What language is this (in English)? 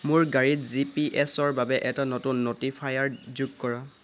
Assamese